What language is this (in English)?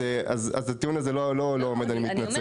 Hebrew